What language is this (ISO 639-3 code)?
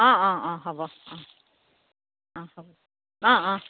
asm